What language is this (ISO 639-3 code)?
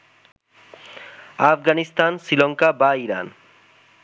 ben